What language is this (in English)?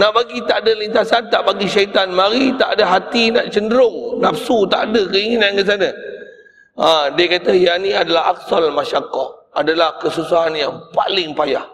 Malay